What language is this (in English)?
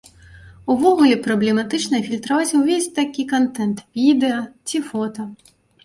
Belarusian